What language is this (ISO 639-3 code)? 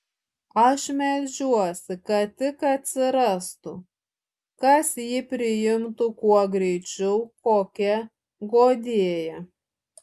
lit